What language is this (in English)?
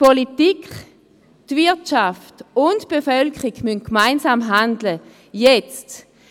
Swiss German